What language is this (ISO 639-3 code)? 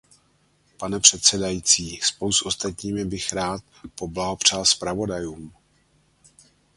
ces